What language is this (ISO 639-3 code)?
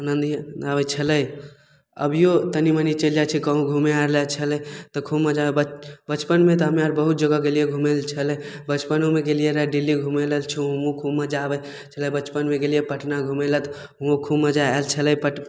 mai